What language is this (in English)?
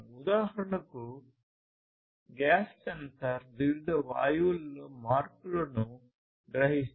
Telugu